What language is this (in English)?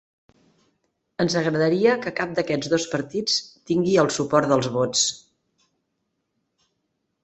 Catalan